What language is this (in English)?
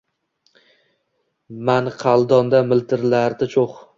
Uzbek